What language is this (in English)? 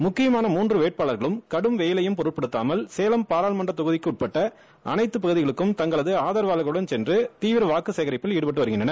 Tamil